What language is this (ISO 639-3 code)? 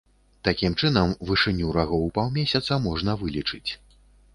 bel